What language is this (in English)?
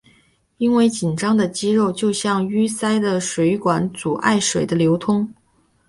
Chinese